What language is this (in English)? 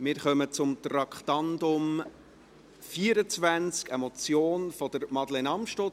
Swiss German